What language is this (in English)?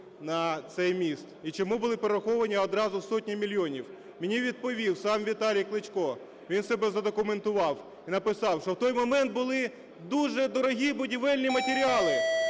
Ukrainian